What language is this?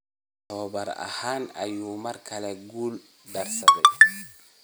Somali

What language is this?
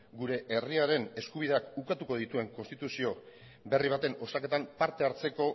Basque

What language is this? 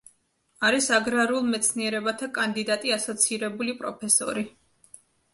Georgian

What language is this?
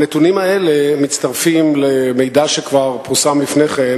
Hebrew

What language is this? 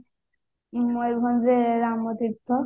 Odia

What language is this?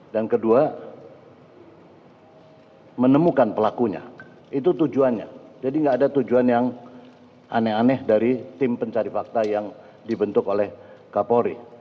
Indonesian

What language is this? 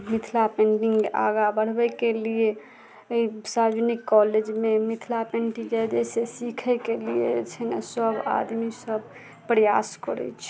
Maithili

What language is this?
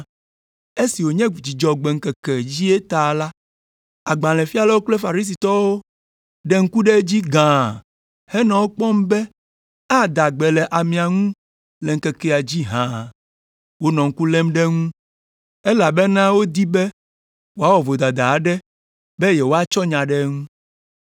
Ewe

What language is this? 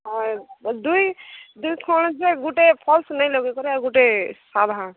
Odia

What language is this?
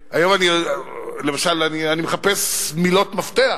Hebrew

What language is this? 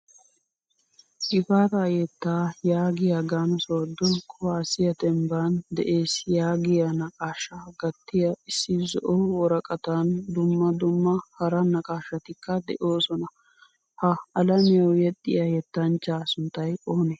Wolaytta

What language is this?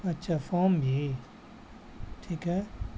Urdu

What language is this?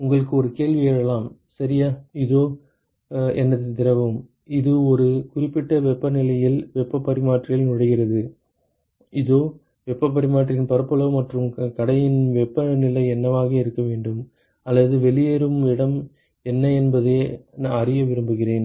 Tamil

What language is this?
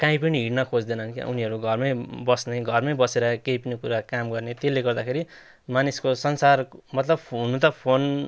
Nepali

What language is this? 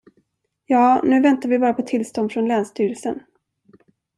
Swedish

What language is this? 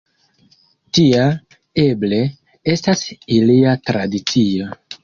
Esperanto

